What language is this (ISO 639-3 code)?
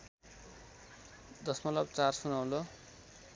nep